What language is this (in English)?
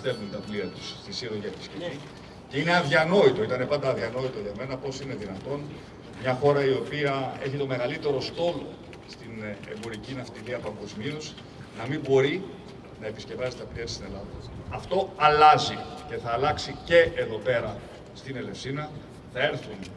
Greek